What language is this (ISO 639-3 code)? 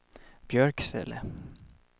swe